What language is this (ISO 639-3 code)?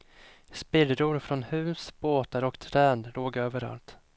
swe